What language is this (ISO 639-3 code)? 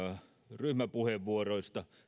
fin